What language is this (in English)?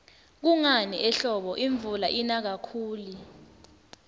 Swati